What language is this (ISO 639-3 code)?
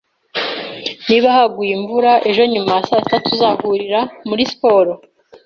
kin